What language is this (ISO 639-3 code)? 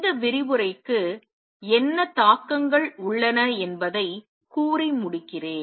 tam